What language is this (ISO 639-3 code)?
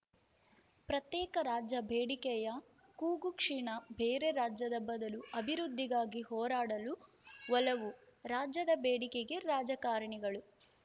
kan